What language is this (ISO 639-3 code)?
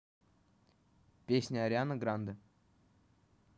rus